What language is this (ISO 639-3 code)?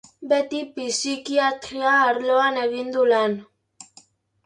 eus